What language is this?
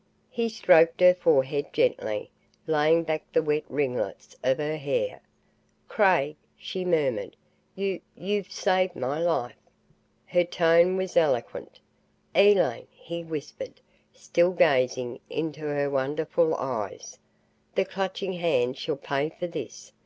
English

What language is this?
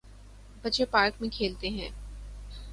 Urdu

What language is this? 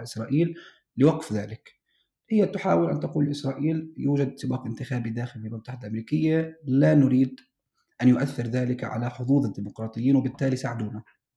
Arabic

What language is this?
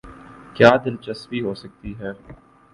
Urdu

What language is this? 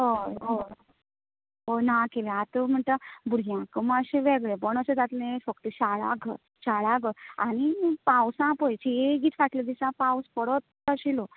Konkani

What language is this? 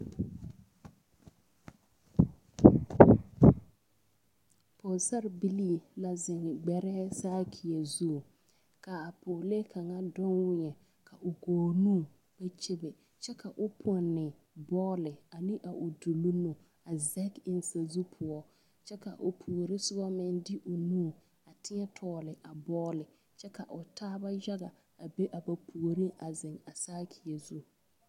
Southern Dagaare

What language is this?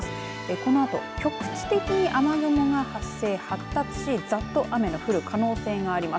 Japanese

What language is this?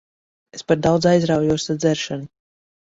Latvian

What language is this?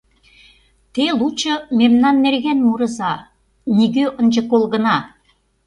Mari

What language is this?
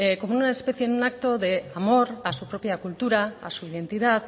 Spanish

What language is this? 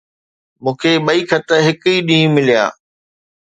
Sindhi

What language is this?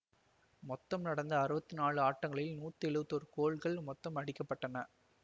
Tamil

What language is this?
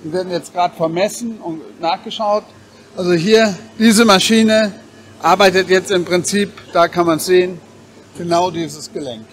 German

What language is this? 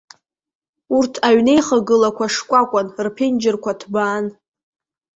Abkhazian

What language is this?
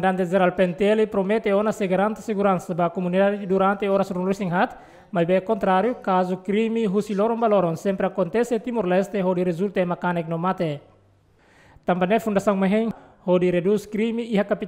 Dutch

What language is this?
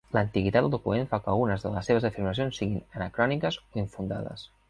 Catalan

